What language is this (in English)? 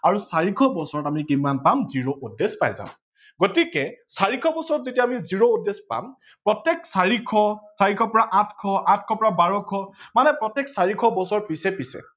Assamese